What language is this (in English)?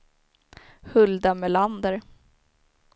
Swedish